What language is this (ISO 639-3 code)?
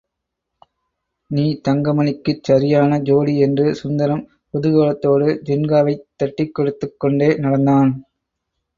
tam